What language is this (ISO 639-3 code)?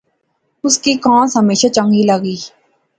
phr